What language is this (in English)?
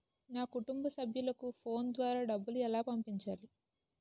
Telugu